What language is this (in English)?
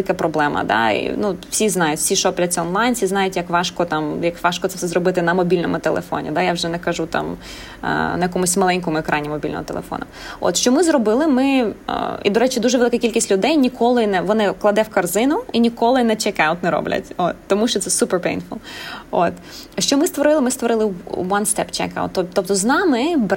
Ukrainian